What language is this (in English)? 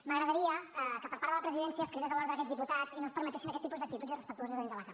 Catalan